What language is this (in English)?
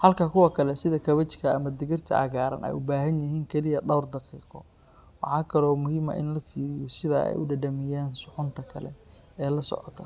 Somali